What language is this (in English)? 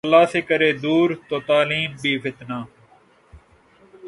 Urdu